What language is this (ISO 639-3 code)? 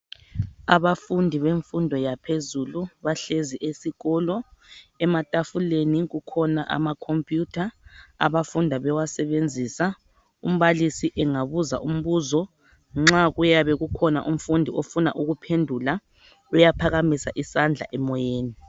nde